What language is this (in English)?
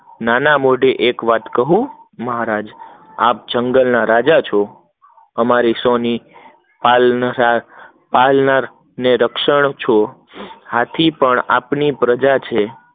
Gujarati